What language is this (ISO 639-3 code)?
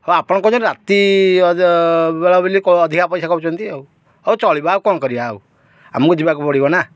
ori